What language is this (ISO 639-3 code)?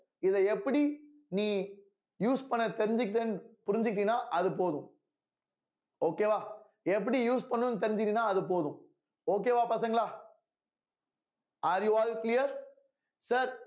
tam